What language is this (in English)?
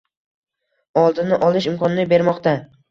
Uzbek